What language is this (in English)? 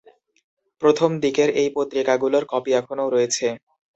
Bangla